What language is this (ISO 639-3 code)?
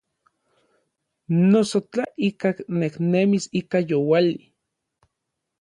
nlv